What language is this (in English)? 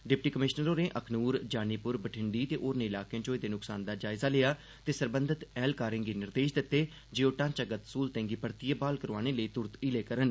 Dogri